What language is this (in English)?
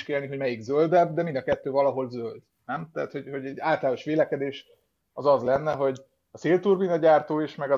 Hungarian